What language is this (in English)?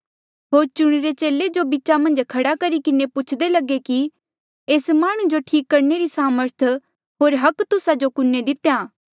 Mandeali